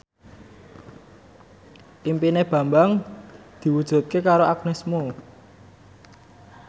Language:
Javanese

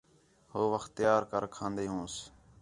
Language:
Khetrani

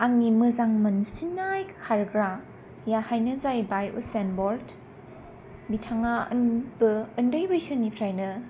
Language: Bodo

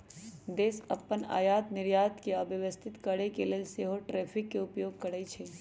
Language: Magahi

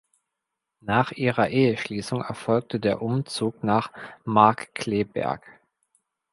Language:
German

